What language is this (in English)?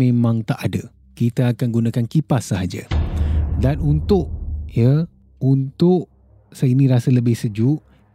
Malay